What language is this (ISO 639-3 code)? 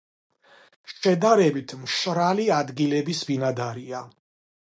kat